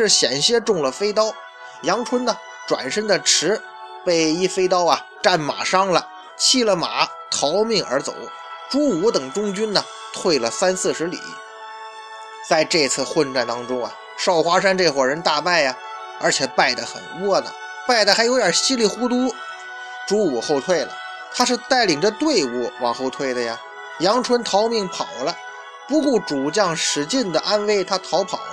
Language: Chinese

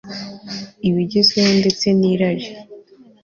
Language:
Kinyarwanda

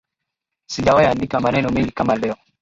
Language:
Swahili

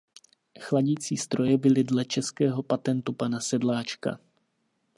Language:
Czech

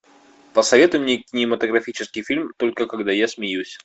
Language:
Russian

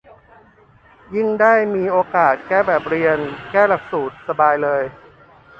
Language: Thai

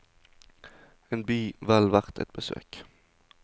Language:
Norwegian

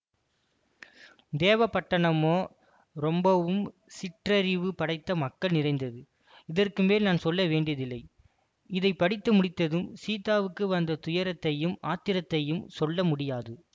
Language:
Tamil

